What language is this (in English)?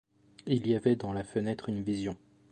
French